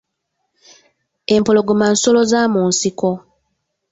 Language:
Ganda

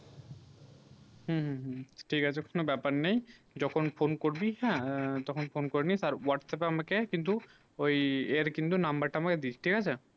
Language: Bangla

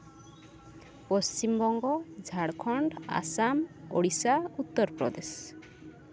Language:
Santali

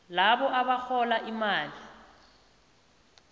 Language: South Ndebele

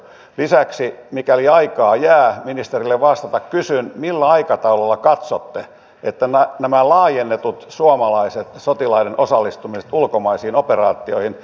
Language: Finnish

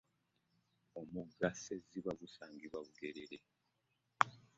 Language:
Ganda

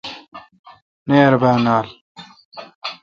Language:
Kalkoti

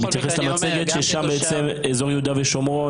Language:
Hebrew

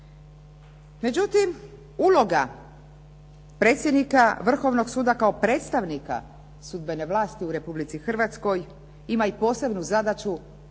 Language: Croatian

